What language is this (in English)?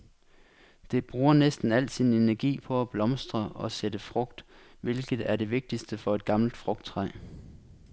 Danish